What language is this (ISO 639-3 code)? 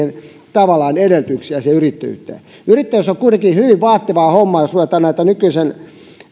fin